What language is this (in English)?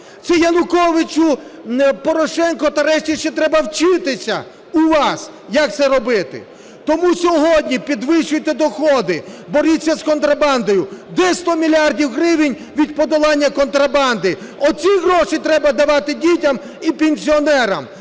Ukrainian